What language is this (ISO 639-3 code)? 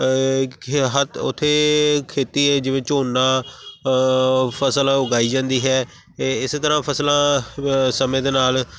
pan